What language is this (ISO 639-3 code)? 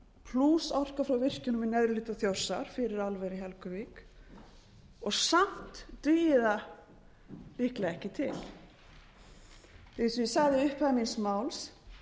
isl